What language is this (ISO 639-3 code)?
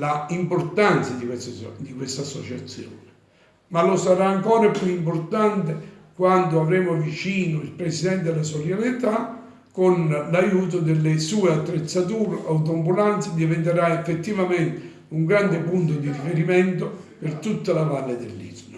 ita